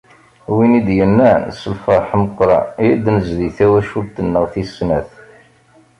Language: Kabyle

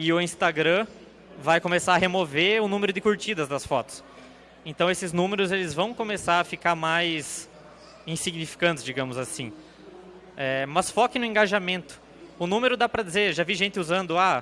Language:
Portuguese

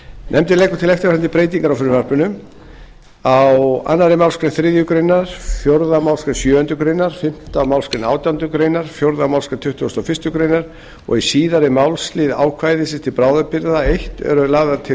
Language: Icelandic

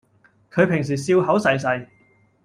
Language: Cantonese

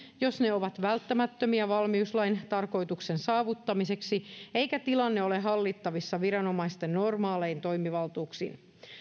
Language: Finnish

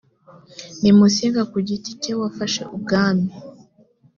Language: Kinyarwanda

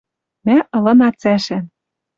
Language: Western Mari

